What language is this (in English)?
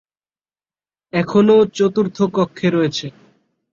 Bangla